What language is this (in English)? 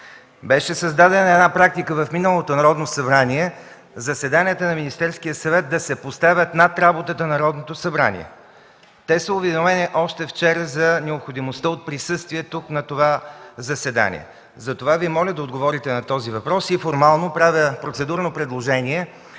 Bulgarian